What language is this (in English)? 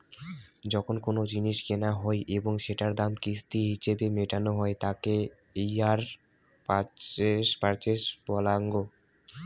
Bangla